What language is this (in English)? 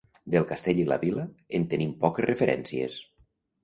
Catalan